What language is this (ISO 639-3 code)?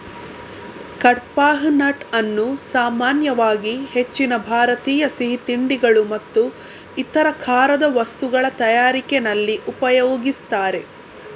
kan